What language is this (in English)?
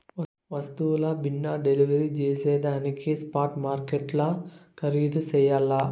Telugu